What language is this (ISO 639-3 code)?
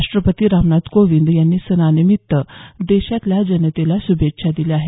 mar